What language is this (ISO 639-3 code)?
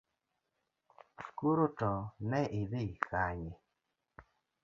luo